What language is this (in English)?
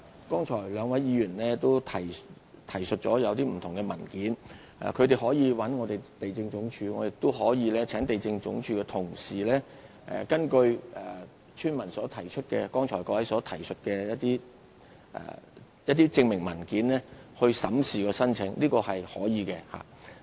Cantonese